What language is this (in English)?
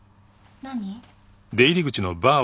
Japanese